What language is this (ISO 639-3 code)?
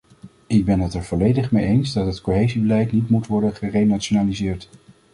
nld